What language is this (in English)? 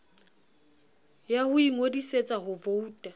Southern Sotho